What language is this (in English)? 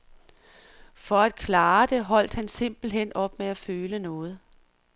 Danish